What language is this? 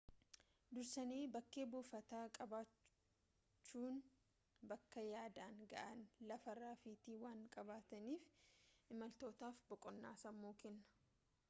Oromo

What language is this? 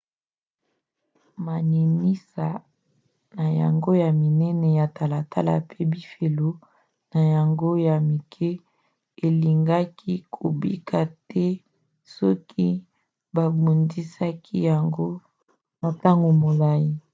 Lingala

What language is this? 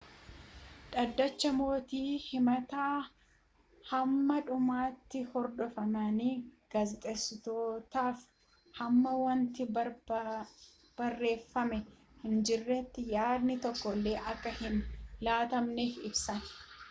Oromo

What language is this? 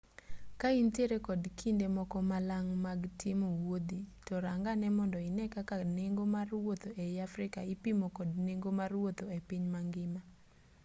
Luo (Kenya and Tanzania)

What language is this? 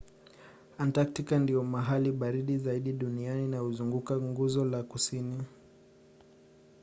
Swahili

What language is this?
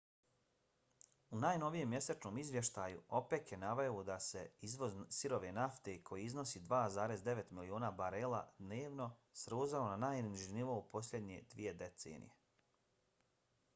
Bosnian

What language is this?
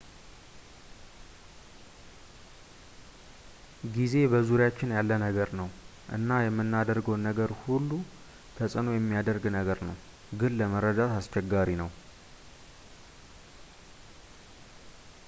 Amharic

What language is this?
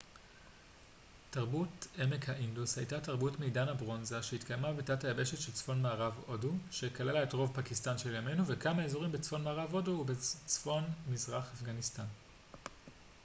Hebrew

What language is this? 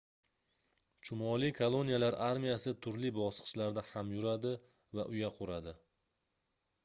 Uzbek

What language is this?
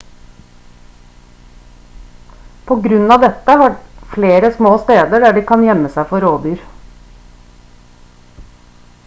Norwegian Bokmål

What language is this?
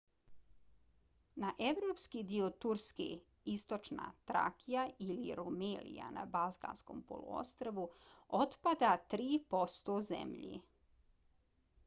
Bosnian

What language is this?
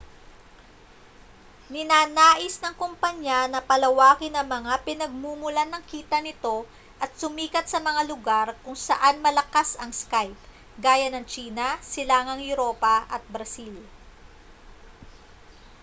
Filipino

